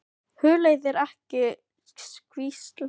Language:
Icelandic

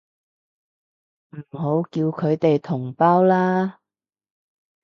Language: Cantonese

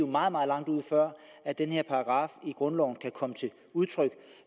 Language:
Danish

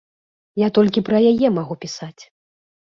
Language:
Belarusian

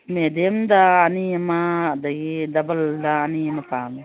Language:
Manipuri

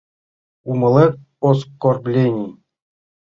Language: Mari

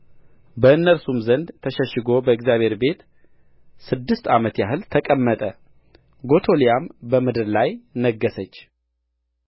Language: Amharic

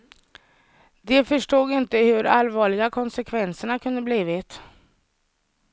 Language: Swedish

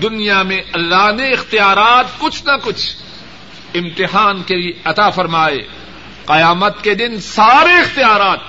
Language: Urdu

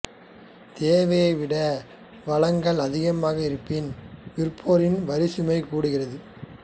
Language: Tamil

